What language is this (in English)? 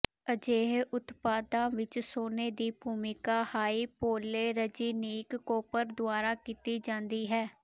Punjabi